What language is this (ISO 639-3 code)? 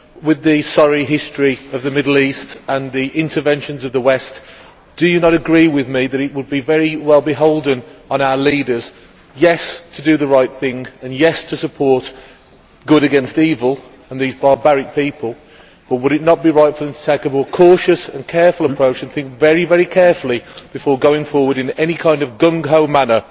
eng